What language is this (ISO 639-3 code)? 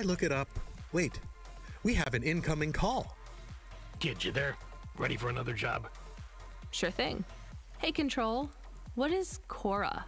ita